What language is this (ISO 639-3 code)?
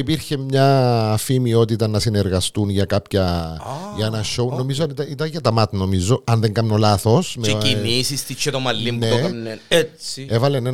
ell